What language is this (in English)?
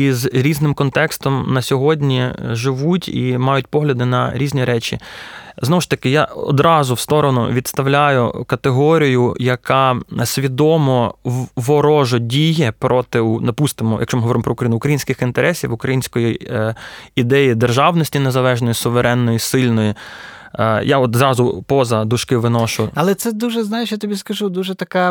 Ukrainian